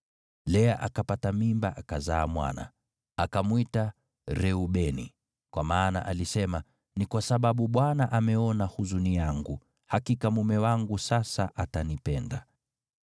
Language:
Swahili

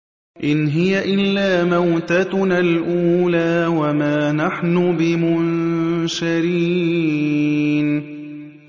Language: Arabic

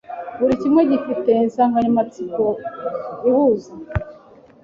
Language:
Kinyarwanda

